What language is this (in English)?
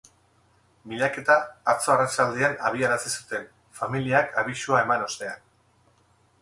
Basque